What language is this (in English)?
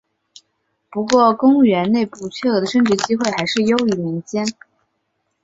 Chinese